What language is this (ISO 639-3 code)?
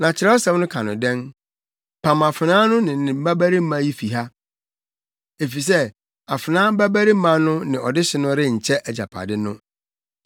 aka